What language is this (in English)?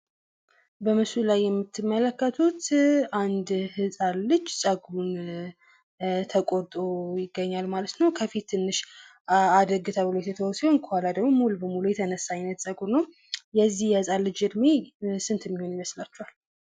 Amharic